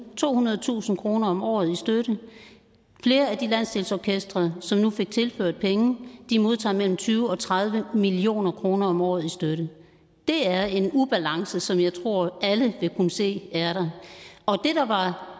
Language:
Danish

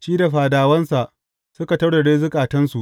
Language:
Hausa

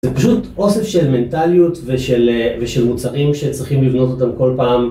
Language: Hebrew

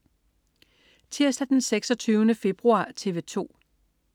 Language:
Danish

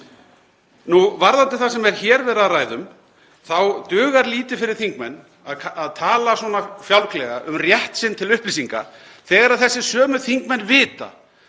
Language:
Icelandic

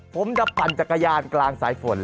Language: Thai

